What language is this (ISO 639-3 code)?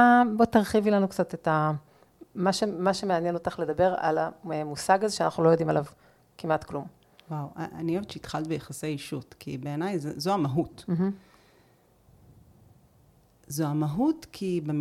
heb